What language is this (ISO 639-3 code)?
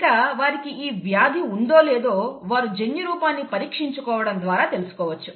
tel